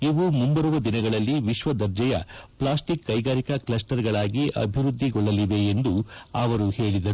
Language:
Kannada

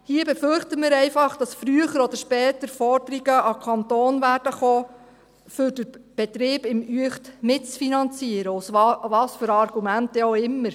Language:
Swiss German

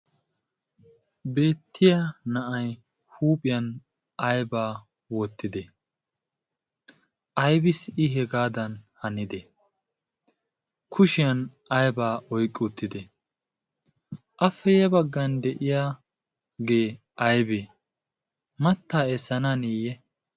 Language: Wolaytta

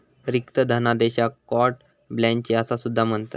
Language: Marathi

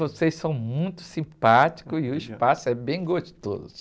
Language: Portuguese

